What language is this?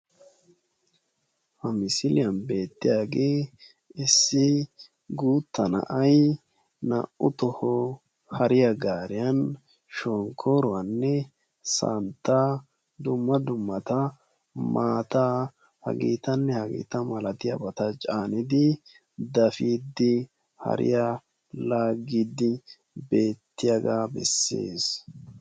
Wolaytta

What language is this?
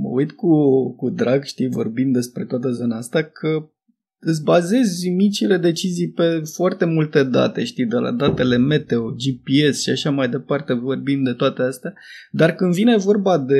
Romanian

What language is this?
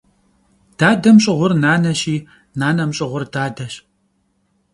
Kabardian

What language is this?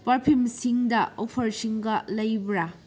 Manipuri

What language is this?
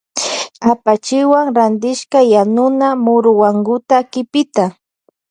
Loja Highland Quichua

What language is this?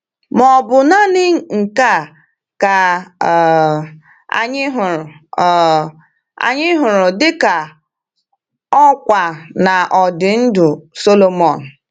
Igbo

